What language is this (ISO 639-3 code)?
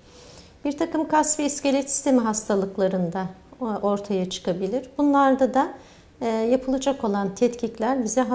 tur